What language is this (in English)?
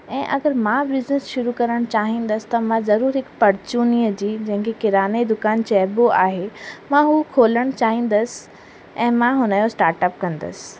Sindhi